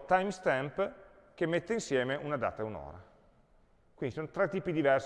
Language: Italian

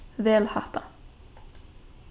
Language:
Faroese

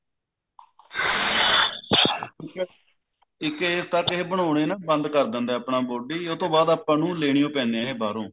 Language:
Punjabi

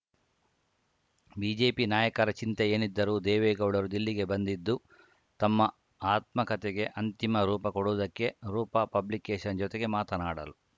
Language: Kannada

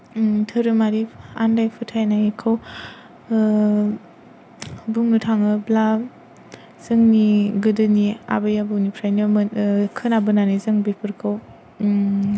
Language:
Bodo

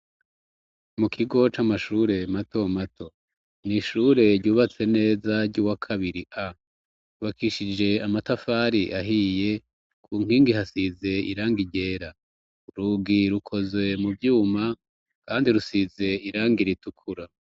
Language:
Rundi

